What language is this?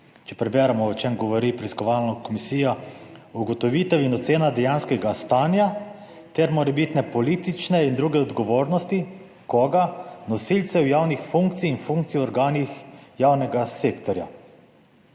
Slovenian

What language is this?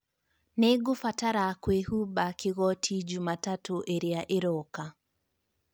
Kikuyu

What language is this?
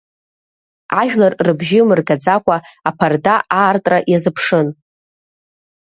Abkhazian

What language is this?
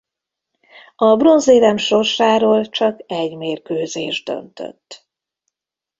Hungarian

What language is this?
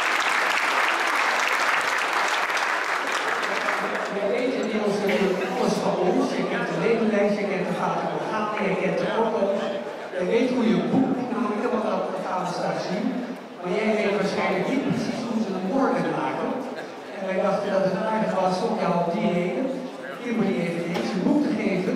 Dutch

